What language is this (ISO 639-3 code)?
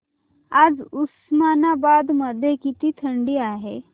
mar